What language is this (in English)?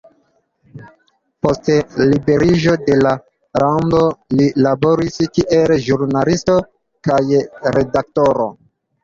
Esperanto